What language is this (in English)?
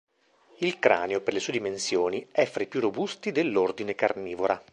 Italian